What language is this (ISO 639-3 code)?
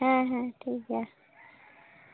sat